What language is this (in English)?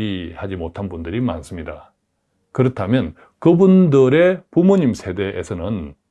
Korean